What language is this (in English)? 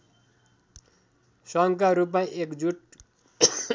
Nepali